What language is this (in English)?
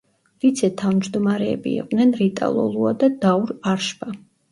Georgian